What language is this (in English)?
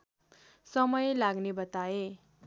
Nepali